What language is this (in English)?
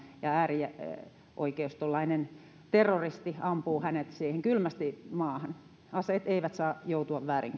Finnish